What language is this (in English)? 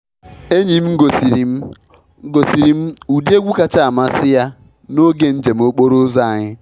Igbo